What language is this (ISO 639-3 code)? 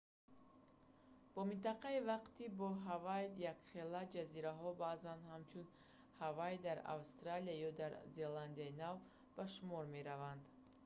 tgk